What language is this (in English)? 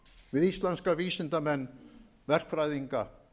Icelandic